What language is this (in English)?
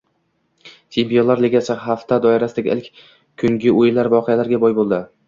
Uzbek